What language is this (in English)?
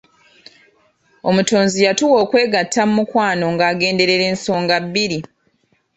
Ganda